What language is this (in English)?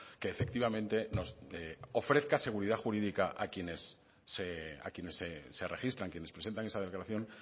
Spanish